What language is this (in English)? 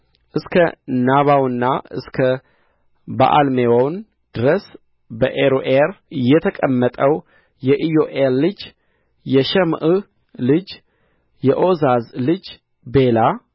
Amharic